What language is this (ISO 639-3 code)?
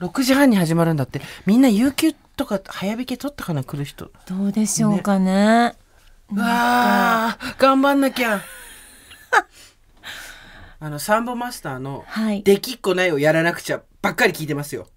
jpn